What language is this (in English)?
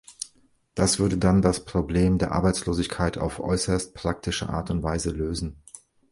German